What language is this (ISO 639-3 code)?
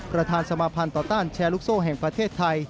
tha